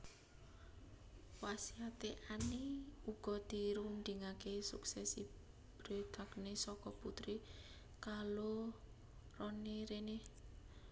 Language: Javanese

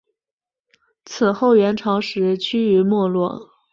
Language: Chinese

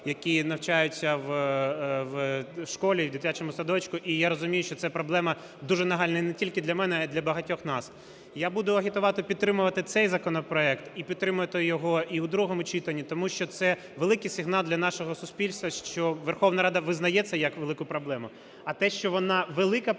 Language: Ukrainian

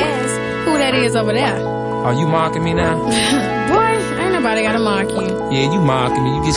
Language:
Korean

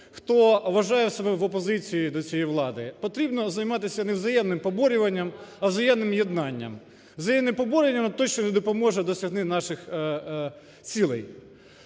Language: Ukrainian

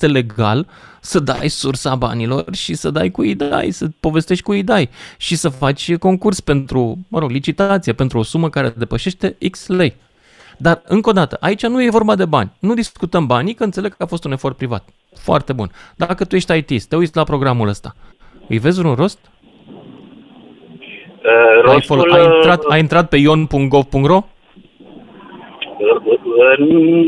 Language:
Romanian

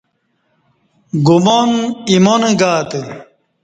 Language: Kati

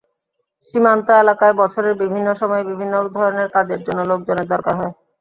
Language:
Bangla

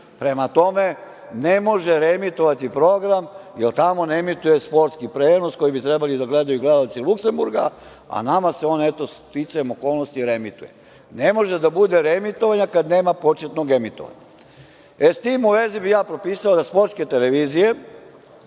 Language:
Serbian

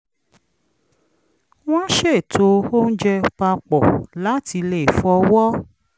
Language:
Yoruba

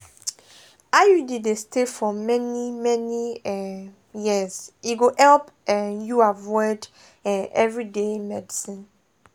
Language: Nigerian Pidgin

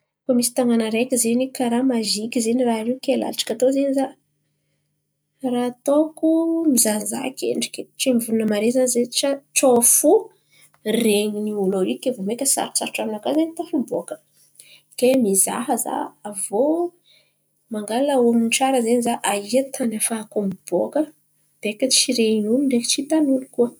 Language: Antankarana Malagasy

